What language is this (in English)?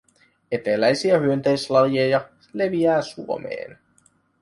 Finnish